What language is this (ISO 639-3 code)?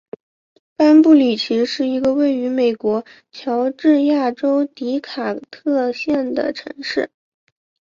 zho